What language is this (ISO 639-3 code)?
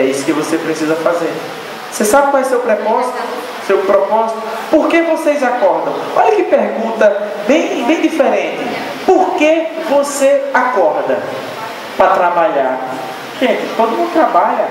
por